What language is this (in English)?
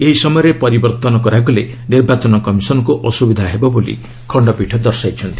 Odia